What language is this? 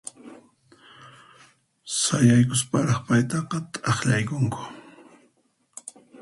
Puno Quechua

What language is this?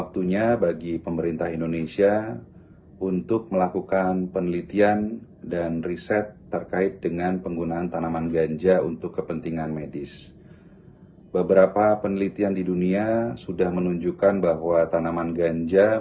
Indonesian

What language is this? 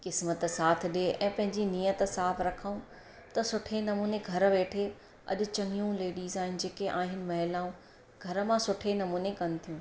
Sindhi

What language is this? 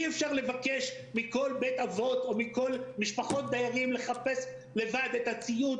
Hebrew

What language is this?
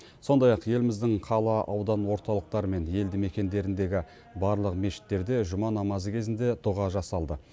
Kazakh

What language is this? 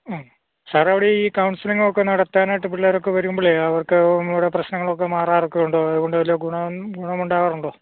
Malayalam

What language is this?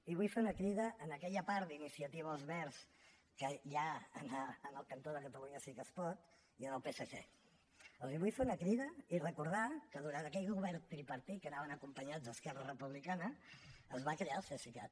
Catalan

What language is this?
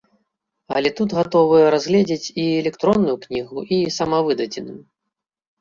Belarusian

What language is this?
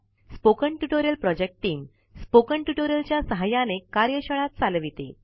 Marathi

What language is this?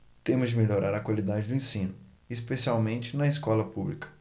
Portuguese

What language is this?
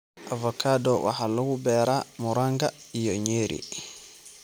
Somali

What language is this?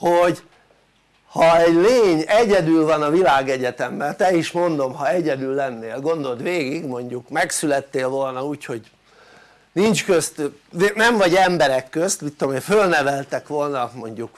Hungarian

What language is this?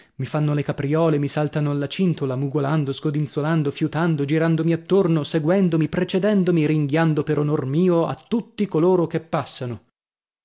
Italian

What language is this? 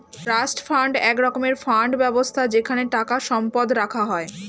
Bangla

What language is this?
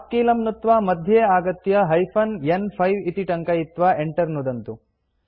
Sanskrit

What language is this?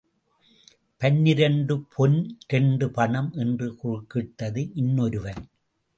Tamil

